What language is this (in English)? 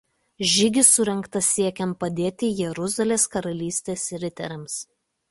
Lithuanian